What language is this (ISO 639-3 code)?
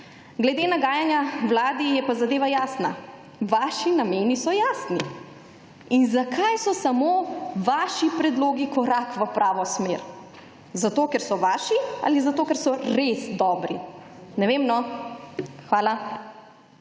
slv